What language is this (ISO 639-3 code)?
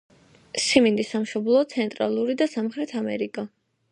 kat